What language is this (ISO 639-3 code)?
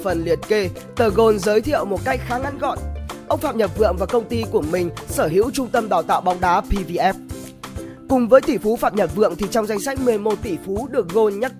vie